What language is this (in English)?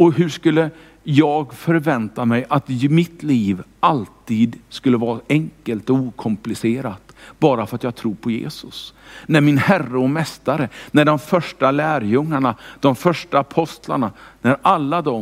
Swedish